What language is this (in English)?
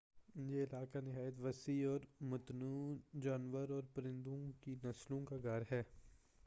Urdu